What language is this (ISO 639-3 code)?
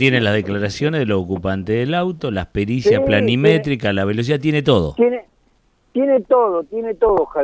spa